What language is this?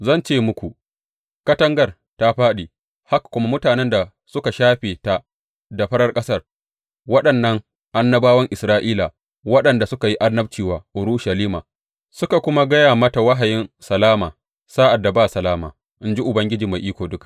Hausa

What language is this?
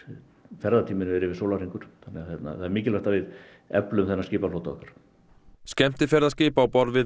Icelandic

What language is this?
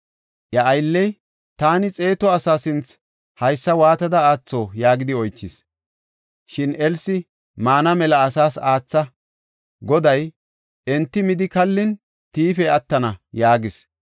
Gofa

